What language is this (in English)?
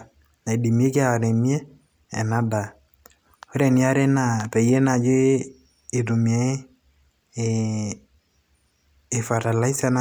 Masai